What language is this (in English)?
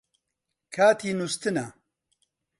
Central Kurdish